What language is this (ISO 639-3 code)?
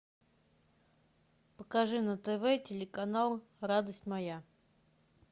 rus